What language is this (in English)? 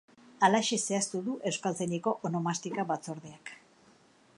Basque